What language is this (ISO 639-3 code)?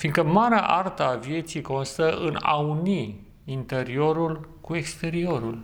ron